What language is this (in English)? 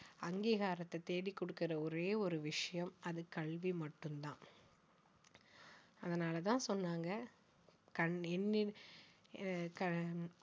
Tamil